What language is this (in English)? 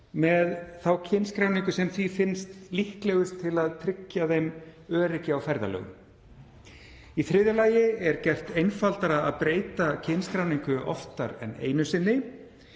Icelandic